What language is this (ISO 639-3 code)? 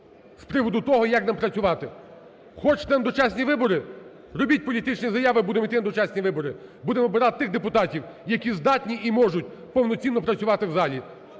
ukr